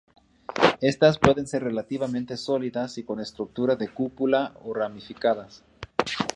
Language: Spanish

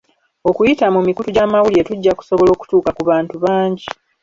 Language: Ganda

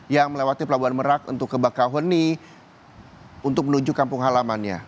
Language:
Indonesian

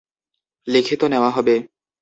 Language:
Bangla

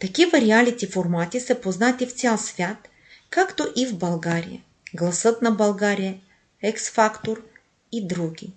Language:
Bulgarian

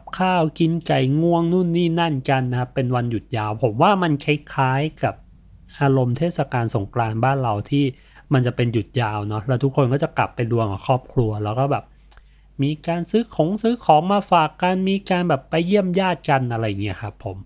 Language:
Thai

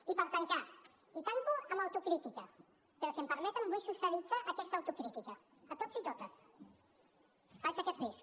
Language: Catalan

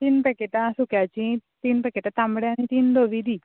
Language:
Konkani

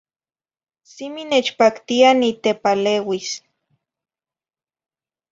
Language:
Zacatlán-Ahuacatlán-Tepetzintla Nahuatl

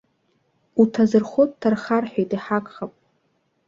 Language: Abkhazian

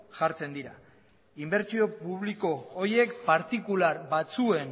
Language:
Basque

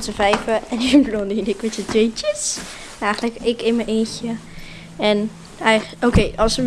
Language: Dutch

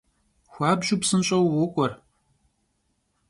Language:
Kabardian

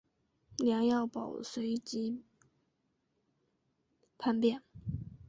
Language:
Chinese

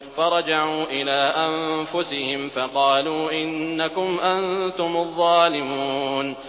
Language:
Arabic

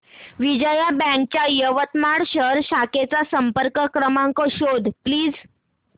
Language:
Marathi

